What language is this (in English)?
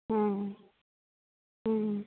Santali